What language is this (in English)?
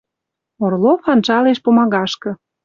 Western Mari